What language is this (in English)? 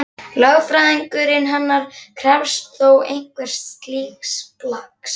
Icelandic